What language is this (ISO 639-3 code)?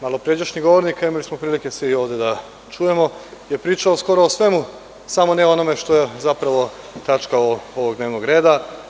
srp